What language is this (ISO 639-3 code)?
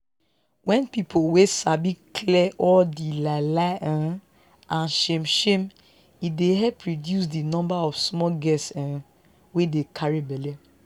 pcm